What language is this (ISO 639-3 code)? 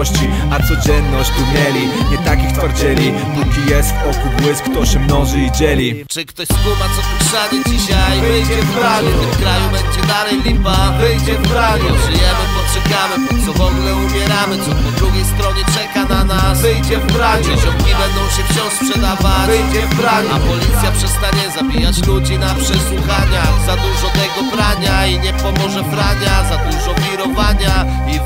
pol